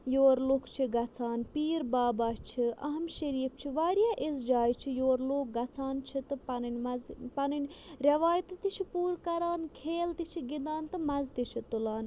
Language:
Kashmiri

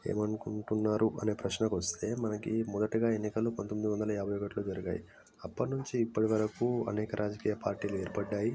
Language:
Telugu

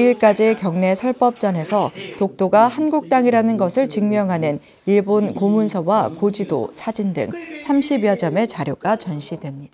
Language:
Korean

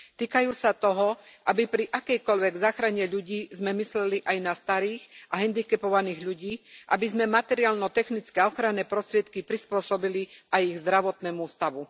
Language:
Slovak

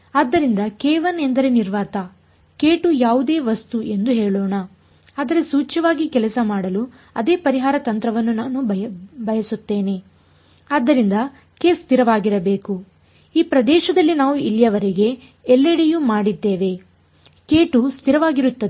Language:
Kannada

